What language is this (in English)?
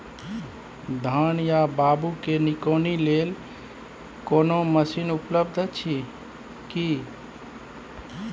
Maithili